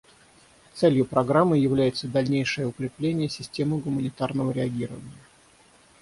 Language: Russian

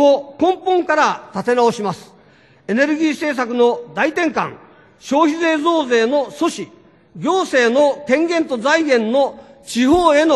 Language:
Japanese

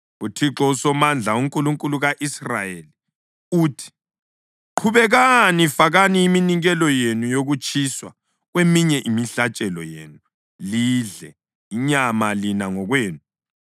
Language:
North Ndebele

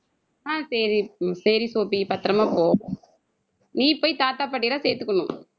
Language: Tamil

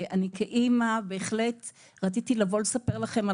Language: Hebrew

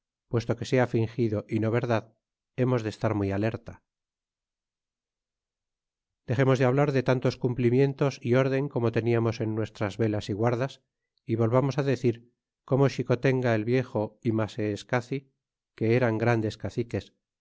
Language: Spanish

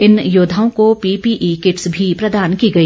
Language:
Hindi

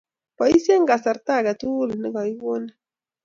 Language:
Kalenjin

